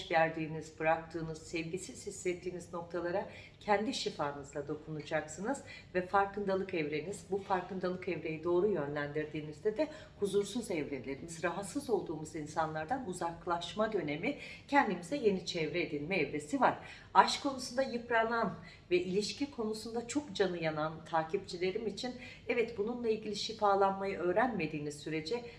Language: Turkish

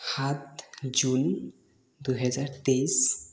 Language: Assamese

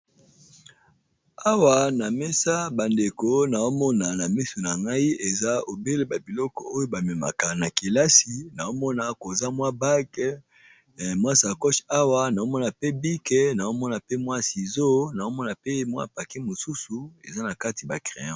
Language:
Lingala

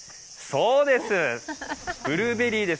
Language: Japanese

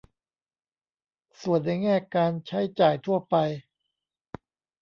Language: Thai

